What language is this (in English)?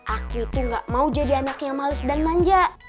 Indonesian